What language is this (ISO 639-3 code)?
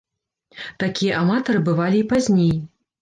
bel